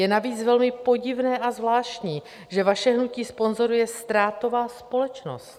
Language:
Czech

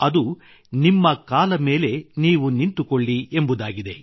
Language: Kannada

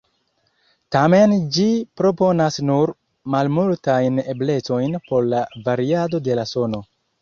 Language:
Esperanto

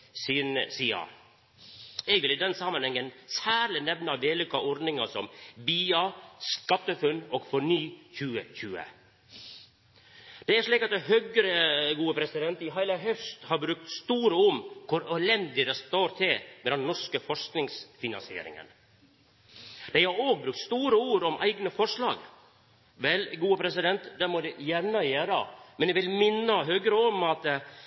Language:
Norwegian Nynorsk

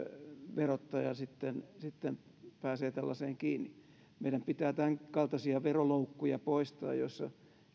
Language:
Finnish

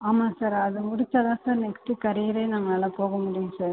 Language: Tamil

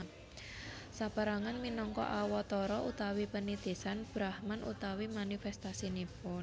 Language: Javanese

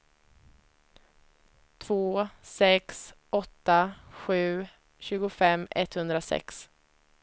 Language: Swedish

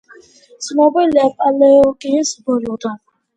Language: Georgian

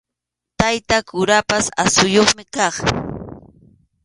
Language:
Arequipa-La Unión Quechua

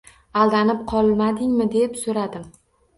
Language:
Uzbek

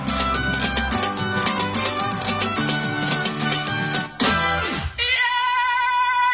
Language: Wolof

